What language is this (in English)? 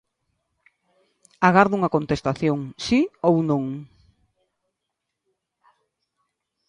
Galician